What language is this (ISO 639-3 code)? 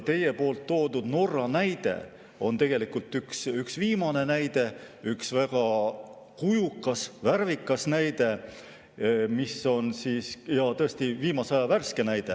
est